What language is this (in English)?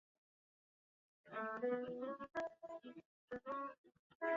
Chinese